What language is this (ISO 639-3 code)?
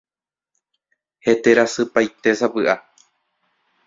grn